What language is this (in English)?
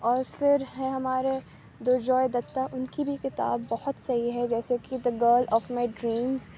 Urdu